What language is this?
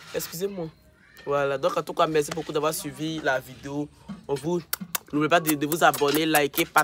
French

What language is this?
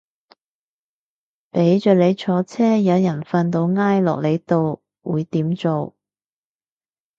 Cantonese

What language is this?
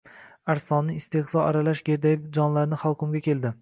Uzbek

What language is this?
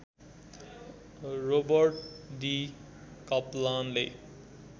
Nepali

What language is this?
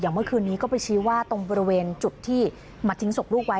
Thai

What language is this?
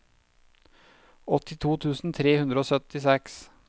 Norwegian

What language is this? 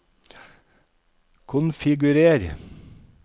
Norwegian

